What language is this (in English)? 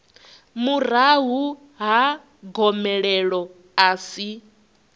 Venda